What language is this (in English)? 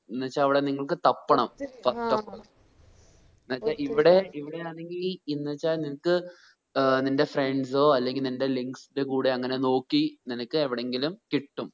Malayalam